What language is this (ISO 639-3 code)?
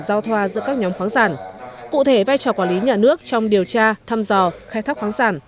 vie